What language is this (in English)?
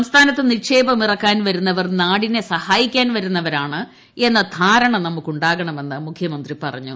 Malayalam